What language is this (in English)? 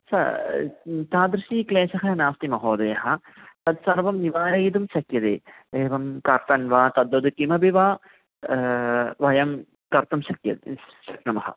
Sanskrit